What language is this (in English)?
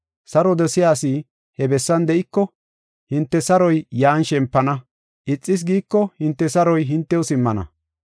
Gofa